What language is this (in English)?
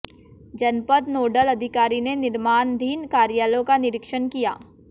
Hindi